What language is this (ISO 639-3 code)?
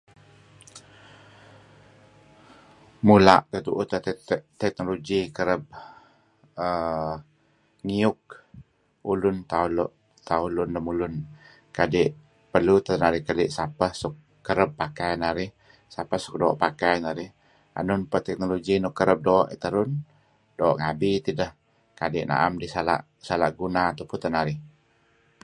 kzi